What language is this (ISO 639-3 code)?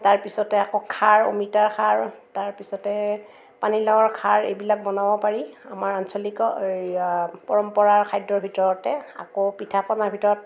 asm